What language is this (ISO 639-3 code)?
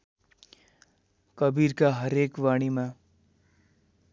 nep